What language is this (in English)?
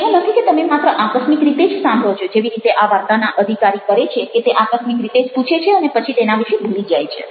Gujarati